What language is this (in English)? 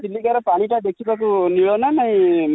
Odia